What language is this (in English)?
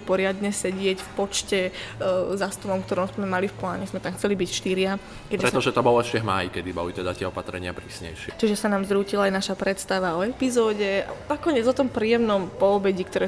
Slovak